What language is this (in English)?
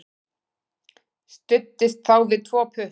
Icelandic